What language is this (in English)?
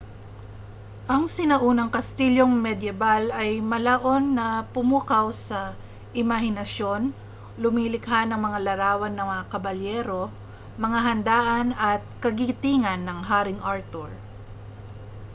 Filipino